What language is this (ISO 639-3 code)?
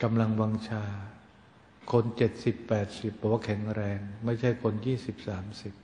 tha